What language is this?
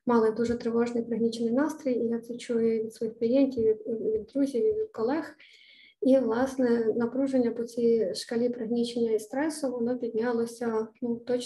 Ukrainian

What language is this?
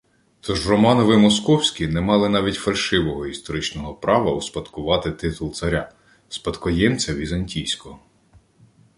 Ukrainian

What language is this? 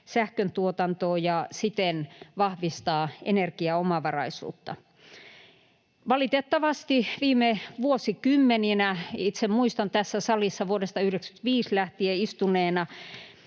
Finnish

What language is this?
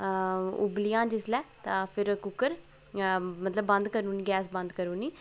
Dogri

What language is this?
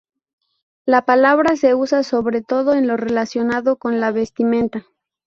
Spanish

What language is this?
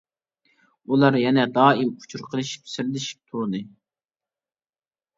Uyghur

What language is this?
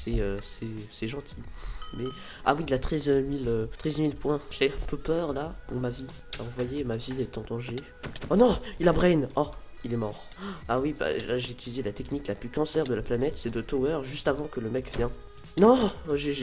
French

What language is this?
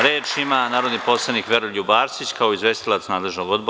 Serbian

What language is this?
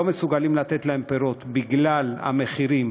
Hebrew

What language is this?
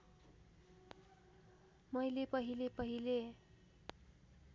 Nepali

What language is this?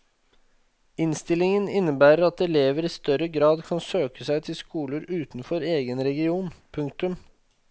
Norwegian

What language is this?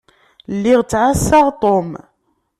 Kabyle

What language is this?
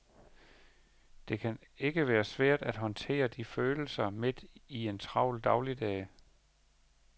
Danish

